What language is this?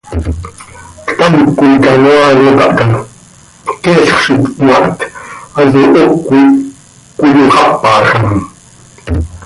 Seri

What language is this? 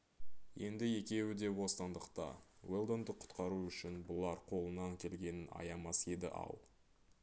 Kazakh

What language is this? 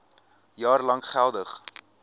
Afrikaans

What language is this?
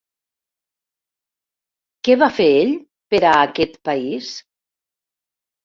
Catalan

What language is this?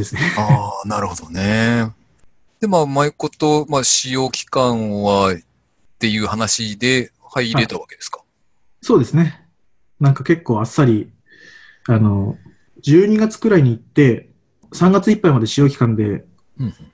Japanese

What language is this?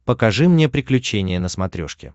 Russian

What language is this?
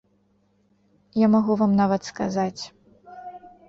Belarusian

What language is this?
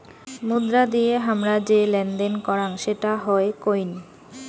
Bangla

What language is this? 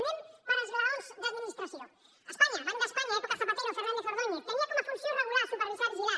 Catalan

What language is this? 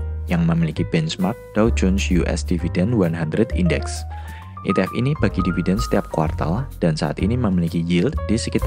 Indonesian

